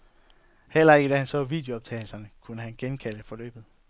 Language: Danish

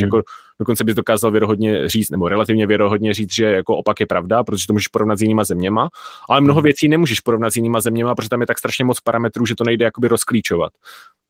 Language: Czech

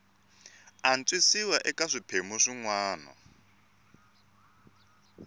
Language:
Tsonga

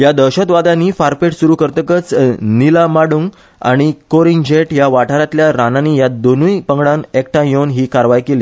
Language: Konkani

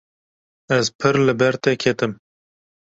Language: Kurdish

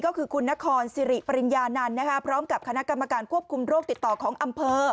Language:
Thai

